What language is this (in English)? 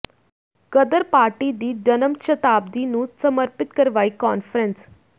Punjabi